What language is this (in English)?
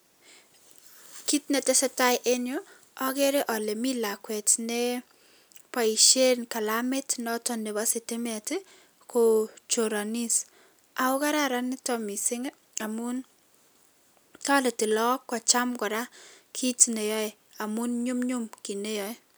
Kalenjin